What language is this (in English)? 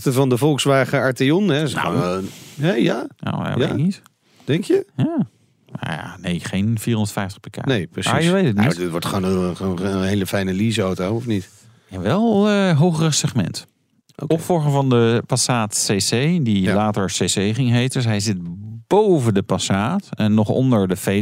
Dutch